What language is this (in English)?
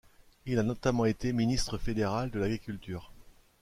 French